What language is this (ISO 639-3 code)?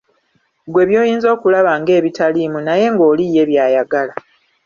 lug